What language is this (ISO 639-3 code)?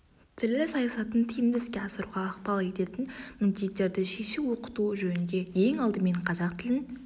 kaz